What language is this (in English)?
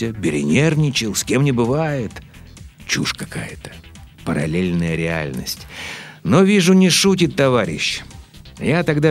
Russian